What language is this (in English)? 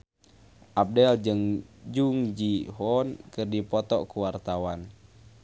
Sundanese